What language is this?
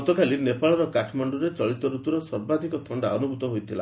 Odia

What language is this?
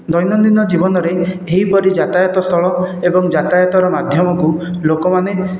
Odia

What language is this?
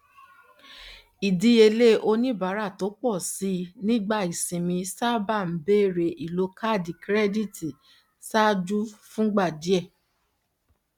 Yoruba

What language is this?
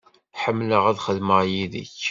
Kabyle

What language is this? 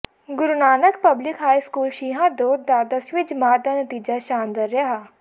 Punjabi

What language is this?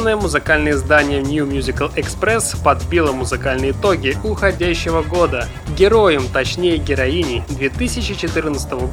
Russian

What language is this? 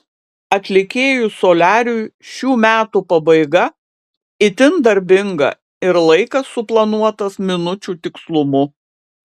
Lithuanian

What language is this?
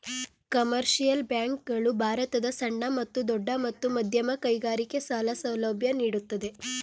Kannada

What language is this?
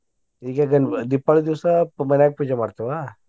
Kannada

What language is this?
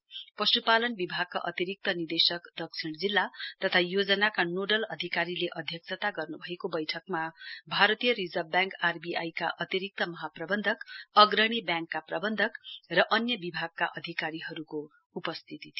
Nepali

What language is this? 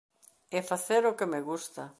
Galician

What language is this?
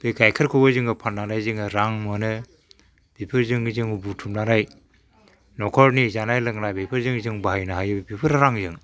Bodo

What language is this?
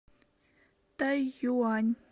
Russian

